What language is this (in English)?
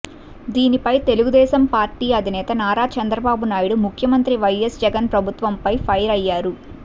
Telugu